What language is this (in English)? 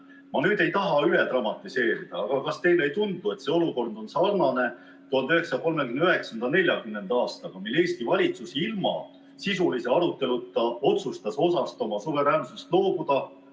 Estonian